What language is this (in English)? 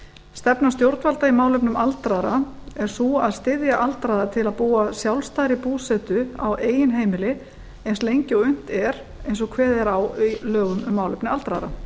Icelandic